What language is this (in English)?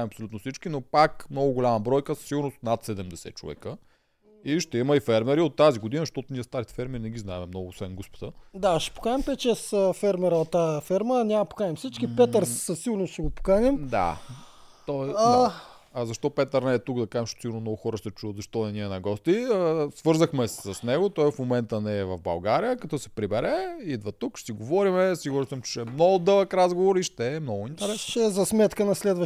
Bulgarian